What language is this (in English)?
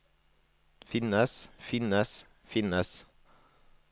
Norwegian